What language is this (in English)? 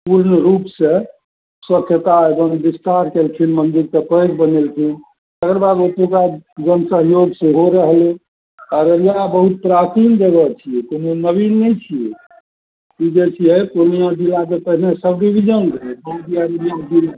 Maithili